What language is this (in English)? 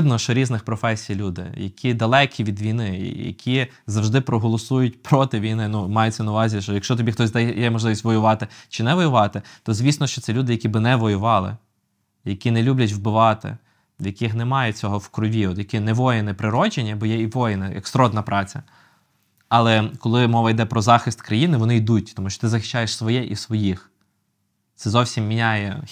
Ukrainian